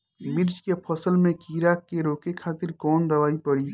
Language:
Bhojpuri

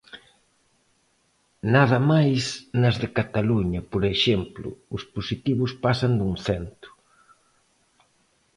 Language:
Galician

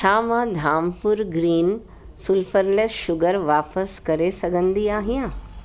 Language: Sindhi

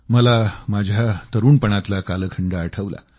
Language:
Marathi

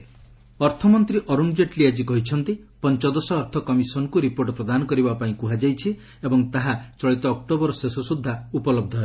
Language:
Odia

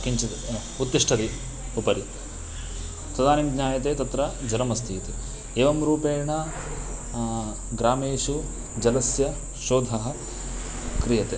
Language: Sanskrit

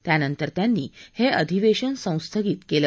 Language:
Marathi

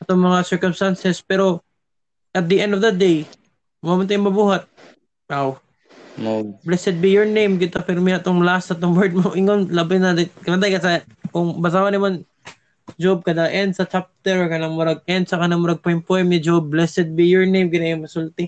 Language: Filipino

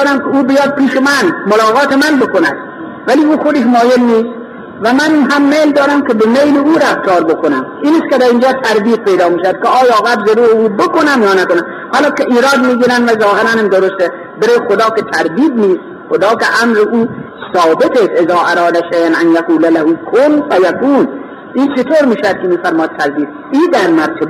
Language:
Persian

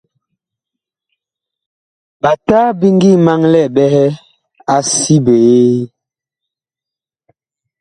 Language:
Bakoko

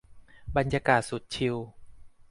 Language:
Thai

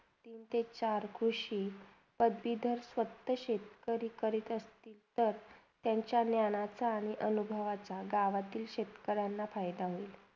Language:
Marathi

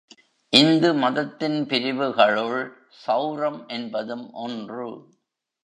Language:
Tamil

